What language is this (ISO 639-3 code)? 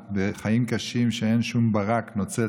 heb